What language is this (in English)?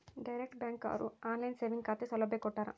Kannada